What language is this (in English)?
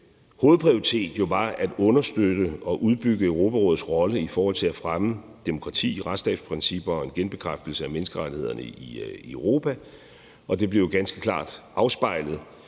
Danish